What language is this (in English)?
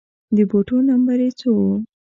Pashto